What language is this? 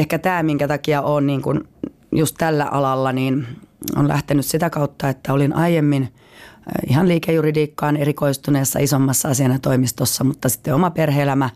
Finnish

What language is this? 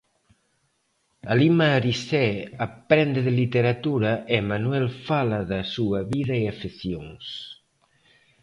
Galician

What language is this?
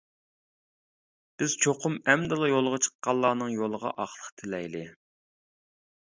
Uyghur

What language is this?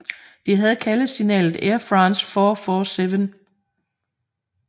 Danish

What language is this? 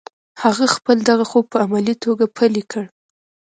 Pashto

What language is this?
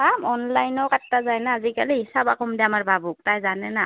Assamese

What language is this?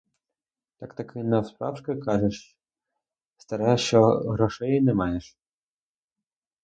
Ukrainian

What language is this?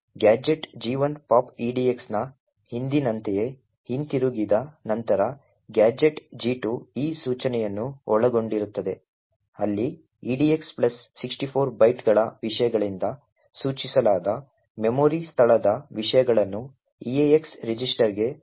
Kannada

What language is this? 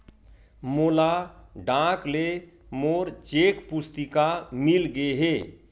Chhattisgarhi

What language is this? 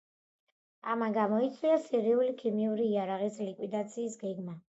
Georgian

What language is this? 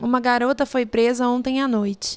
Portuguese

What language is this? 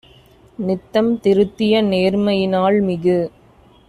Tamil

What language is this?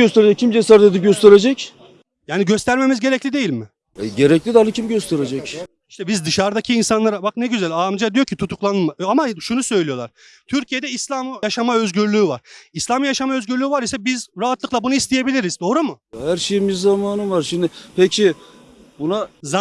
Turkish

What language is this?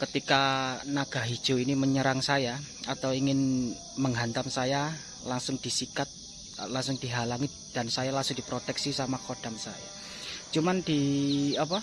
Indonesian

